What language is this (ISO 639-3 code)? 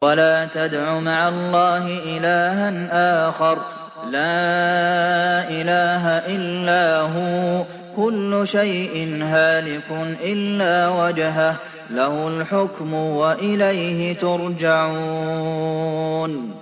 ara